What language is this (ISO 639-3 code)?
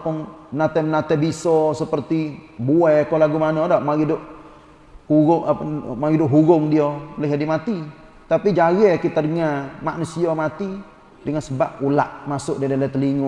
msa